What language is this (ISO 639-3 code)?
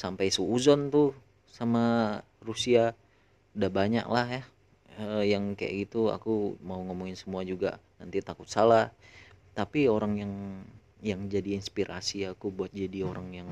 ind